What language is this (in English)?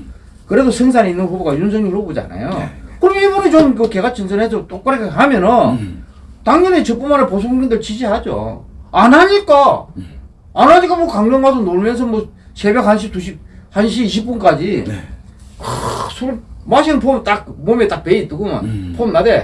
Korean